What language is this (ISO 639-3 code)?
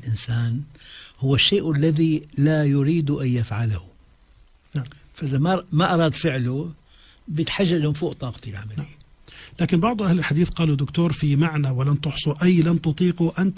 ara